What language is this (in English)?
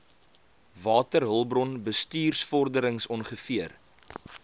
Afrikaans